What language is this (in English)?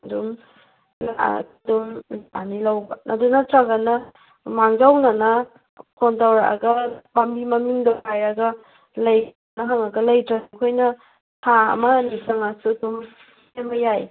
Manipuri